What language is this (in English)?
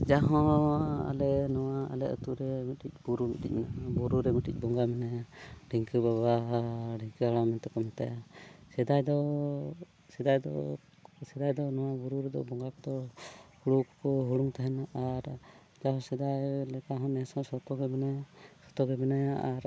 Santali